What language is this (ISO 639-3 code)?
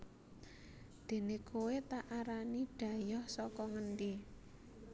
jav